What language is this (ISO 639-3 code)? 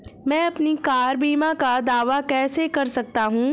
hin